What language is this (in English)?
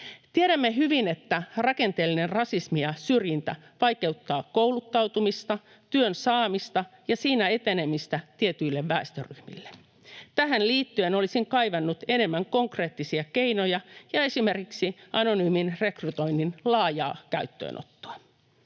Finnish